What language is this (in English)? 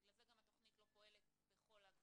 Hebrew